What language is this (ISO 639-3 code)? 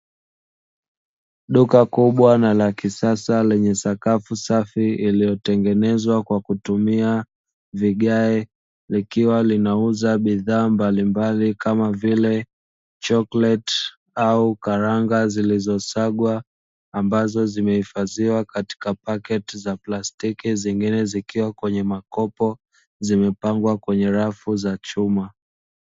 swa